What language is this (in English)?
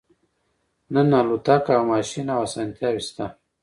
Pashto